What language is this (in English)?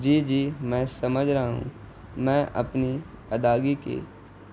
Urdu